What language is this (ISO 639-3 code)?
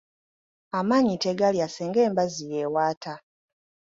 lug